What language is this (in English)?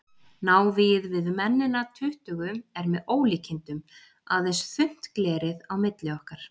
Icelandic